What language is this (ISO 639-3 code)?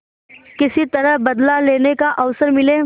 hin